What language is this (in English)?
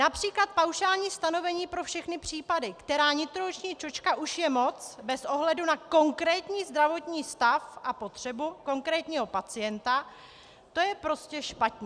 Czech